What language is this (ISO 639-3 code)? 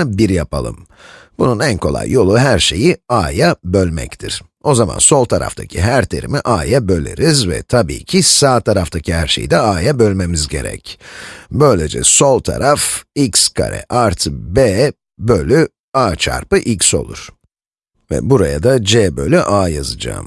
tur